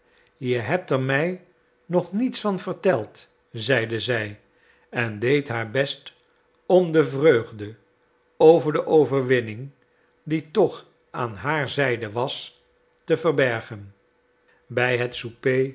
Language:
Dutch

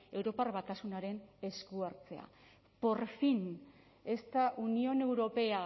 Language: Basque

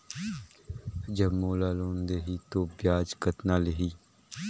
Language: Chhattisgarhi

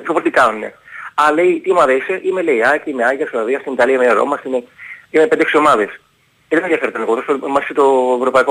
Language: Greek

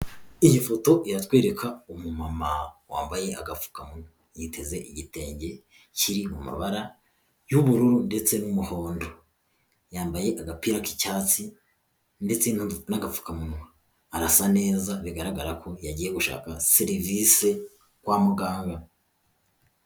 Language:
Kinyarwanda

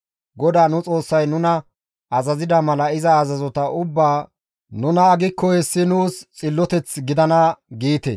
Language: Gamo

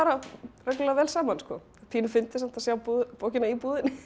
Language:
Icelandic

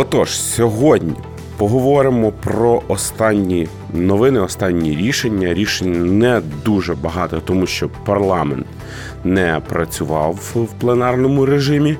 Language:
Ukrainian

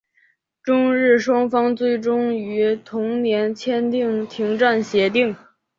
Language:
Chinese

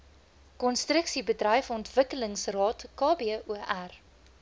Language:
Afrikaans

